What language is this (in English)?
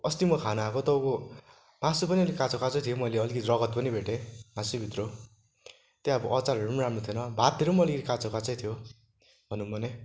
Nepali